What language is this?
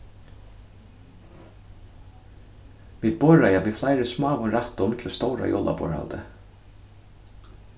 Faroese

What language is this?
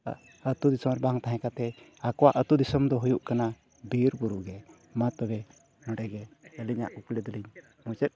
Santali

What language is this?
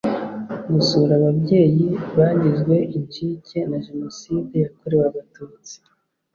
Kinyarwanda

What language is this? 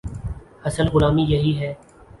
Urdu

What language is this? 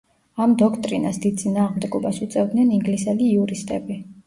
Georgian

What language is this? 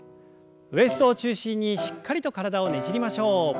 Japanese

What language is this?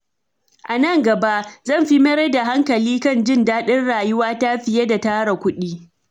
Hausa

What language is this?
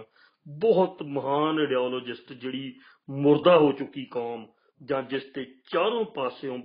Punjabi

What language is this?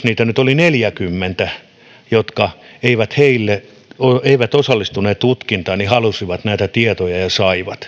Finnish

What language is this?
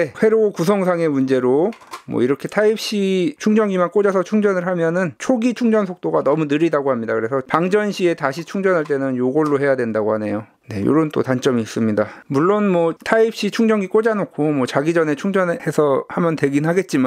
Korean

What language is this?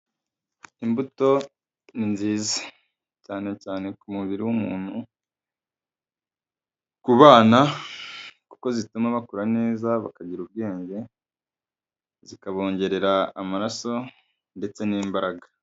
Kinyarwanda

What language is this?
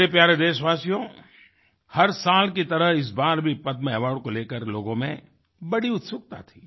Hindi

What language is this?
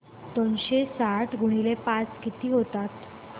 Marathi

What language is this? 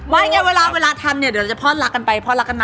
Thai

